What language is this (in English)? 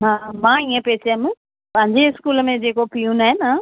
Sindhi